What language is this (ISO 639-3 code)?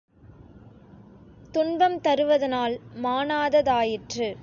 tam